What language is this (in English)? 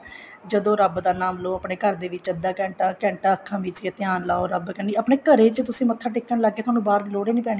Punjabi